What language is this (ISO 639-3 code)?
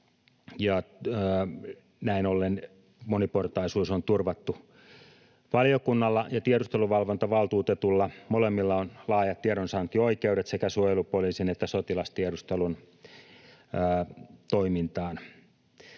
fin